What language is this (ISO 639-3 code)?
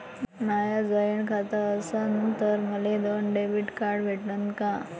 mar